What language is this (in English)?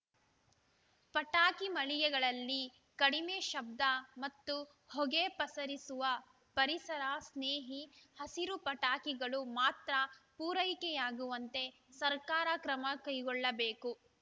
Kannada